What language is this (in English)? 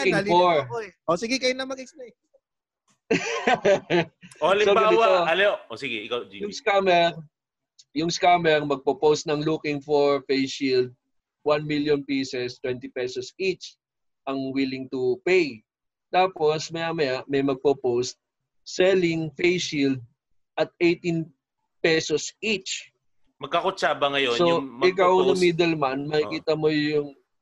Filipino